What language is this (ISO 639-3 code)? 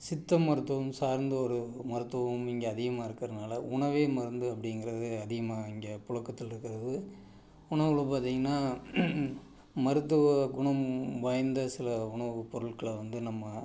tam